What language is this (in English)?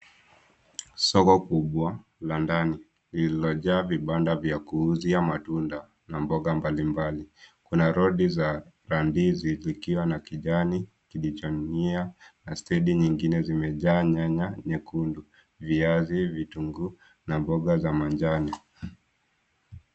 Swahili